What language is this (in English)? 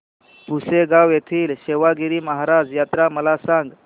Marathi